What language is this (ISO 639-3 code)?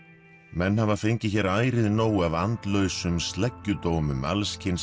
isl